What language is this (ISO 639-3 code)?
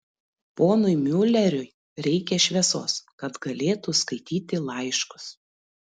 lit